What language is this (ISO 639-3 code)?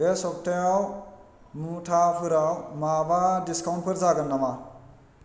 brx